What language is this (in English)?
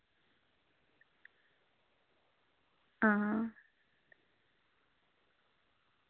Dogri